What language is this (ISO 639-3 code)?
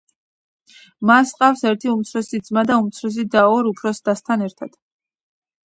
kat